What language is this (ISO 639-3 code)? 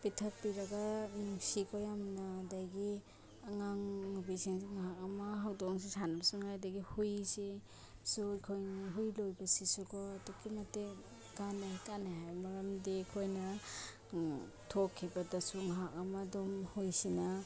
mni